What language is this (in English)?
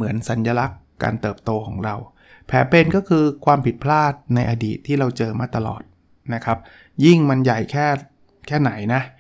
Thai